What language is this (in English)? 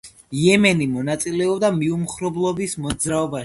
Georgian